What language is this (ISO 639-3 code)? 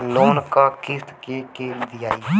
bho